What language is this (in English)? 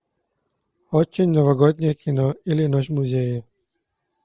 Russian